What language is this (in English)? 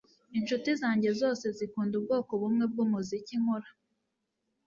Kinyarwanda